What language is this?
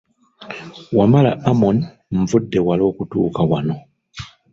Ganda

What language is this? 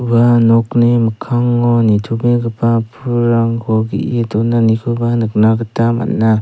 Garo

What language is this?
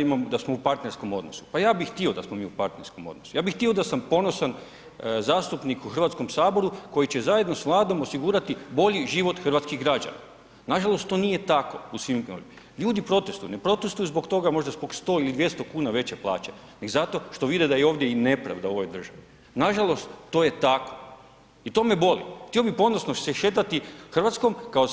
Croatian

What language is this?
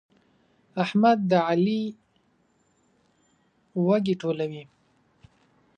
Pashto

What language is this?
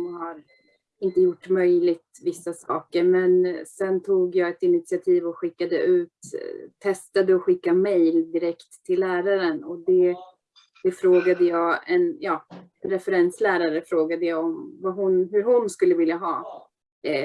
Swedish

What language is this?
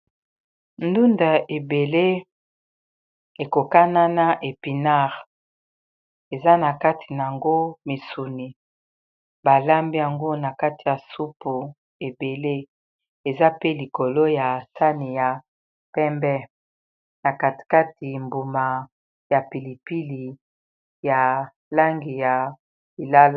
Lingala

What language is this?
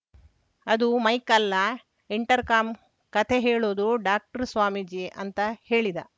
Kannada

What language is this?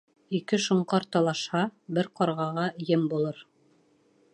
Bashkir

